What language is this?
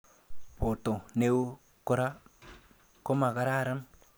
Kalenjin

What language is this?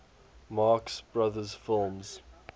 English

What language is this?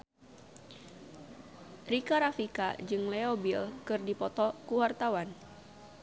Sundanese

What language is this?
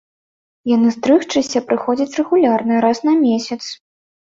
Belarusian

